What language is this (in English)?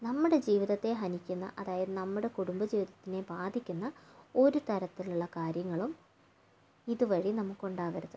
Malayalam